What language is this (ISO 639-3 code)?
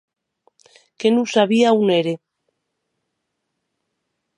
oci